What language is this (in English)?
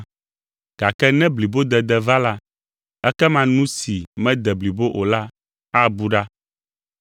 Ewe